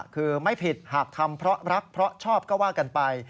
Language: Thai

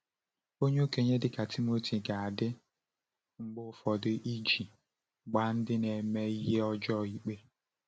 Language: Igbo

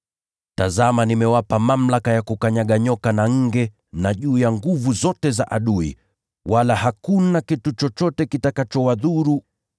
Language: Swahili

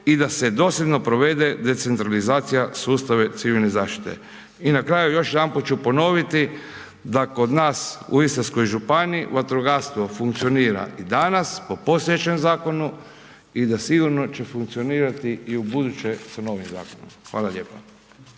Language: Croatian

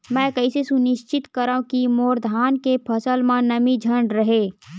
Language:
Chhattisgarhi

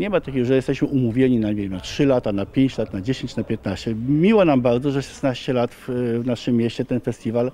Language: Polish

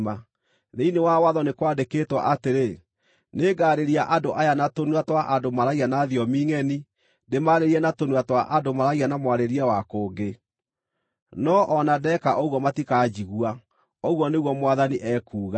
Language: Kikuyu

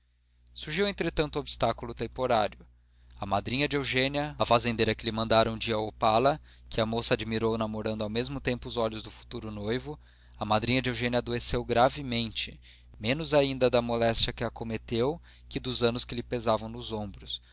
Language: Portuguese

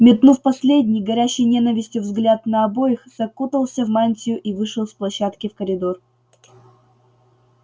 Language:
Russian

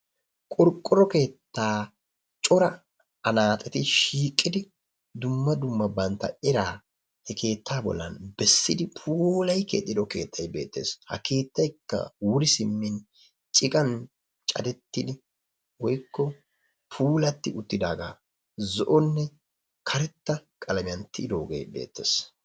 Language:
Wolaytta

